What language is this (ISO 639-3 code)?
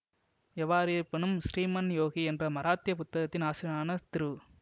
tam